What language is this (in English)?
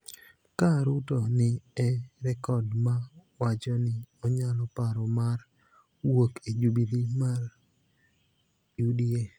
Luo (Kenya and Tanzania)